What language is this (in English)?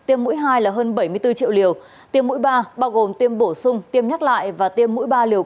Vietnamese